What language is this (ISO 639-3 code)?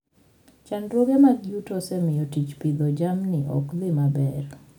luo